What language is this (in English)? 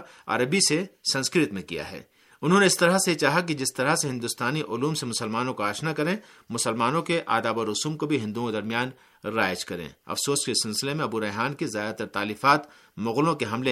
Urdu